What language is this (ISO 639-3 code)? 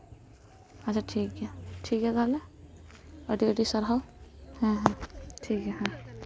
sat